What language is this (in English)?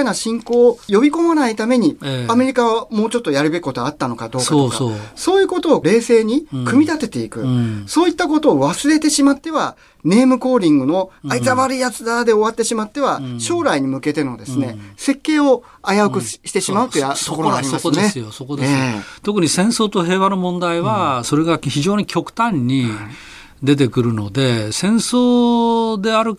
Japanese